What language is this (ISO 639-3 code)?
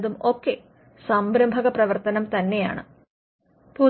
mal